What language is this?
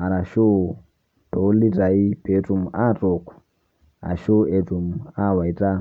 Masai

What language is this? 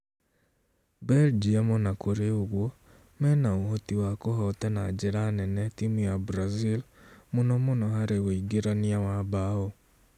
Kikuyu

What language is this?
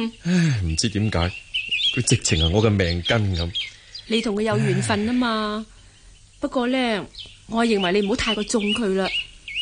Chinese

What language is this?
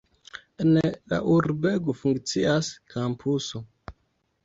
Esperanto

